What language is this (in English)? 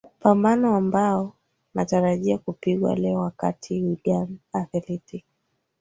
Swahili